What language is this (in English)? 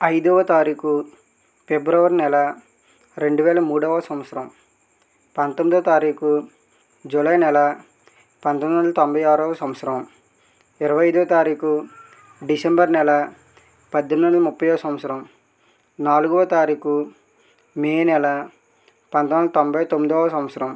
Telugu